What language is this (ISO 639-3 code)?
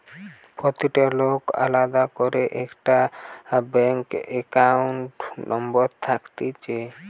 ben